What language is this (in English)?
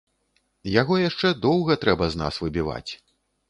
Belarusian